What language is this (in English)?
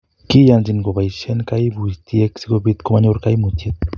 Kalenjin